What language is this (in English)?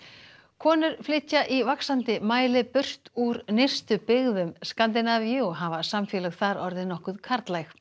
Icelandic